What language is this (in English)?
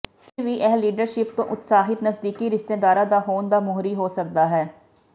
Punjabi